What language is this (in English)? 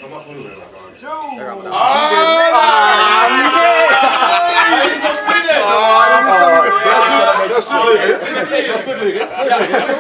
Dutch